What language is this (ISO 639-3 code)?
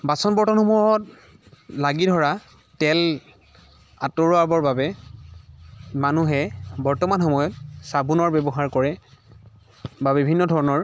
asm